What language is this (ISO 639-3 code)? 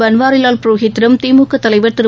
tam